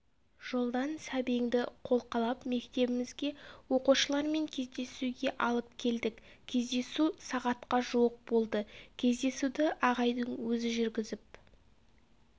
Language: Kazakh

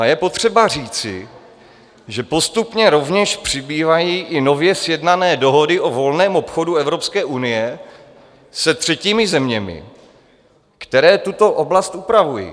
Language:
Czech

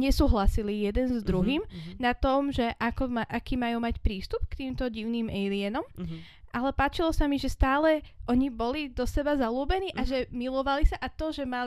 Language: Slovak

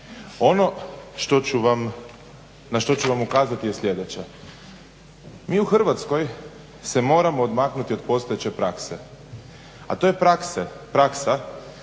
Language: Croatian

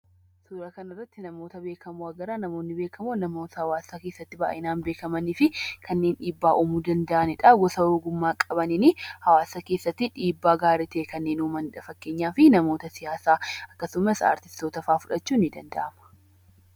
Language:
Oromo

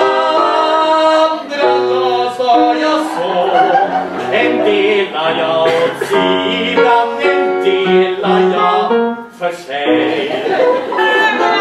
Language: Polish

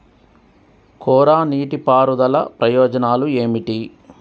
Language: Telugu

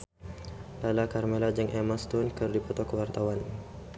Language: Sundanese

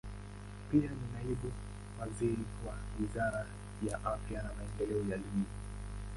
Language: Swahili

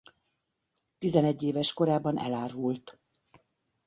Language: Hungarian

